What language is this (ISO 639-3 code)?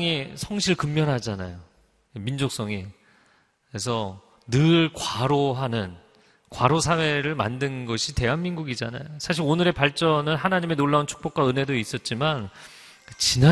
kor